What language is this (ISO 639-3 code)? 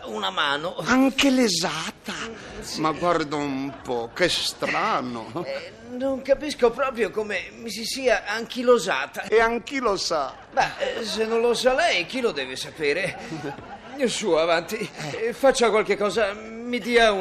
ita